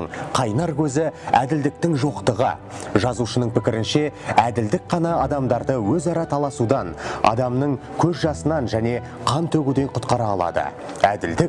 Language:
Turkish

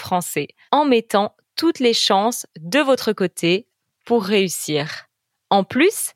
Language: French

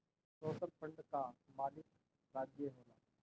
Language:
Bhojpuri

